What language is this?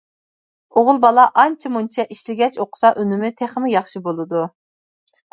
Uyghur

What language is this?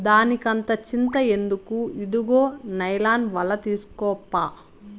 Telugu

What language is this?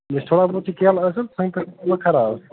Kashmiri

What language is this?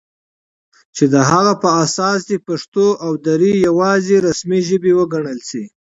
Pashto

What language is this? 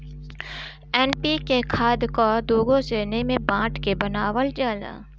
Bhojpuri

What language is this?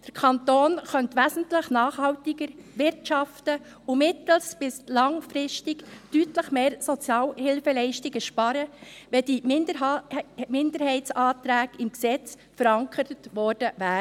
Swiss German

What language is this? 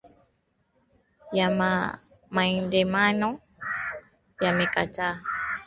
Swahili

